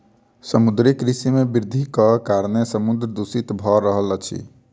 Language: Maithili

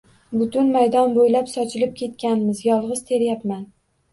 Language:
Uzbek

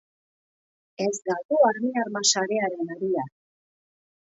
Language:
Basque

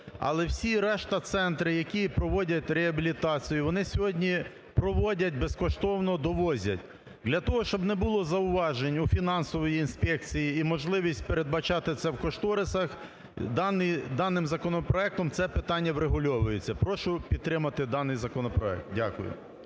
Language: Ukrainian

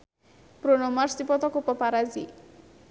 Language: Sundanese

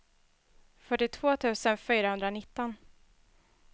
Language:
Swedish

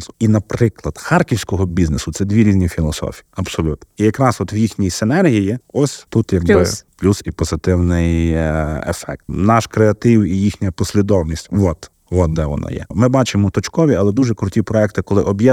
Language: Ukrainian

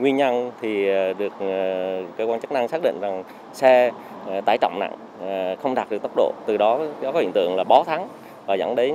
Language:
Vietnamese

